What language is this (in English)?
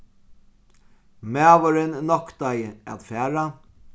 Faroese